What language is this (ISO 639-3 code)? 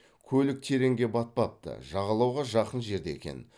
kaz